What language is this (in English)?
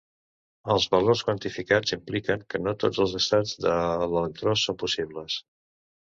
Catalan